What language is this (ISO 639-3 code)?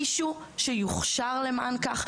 heb